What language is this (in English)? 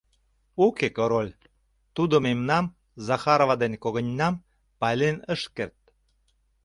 Mari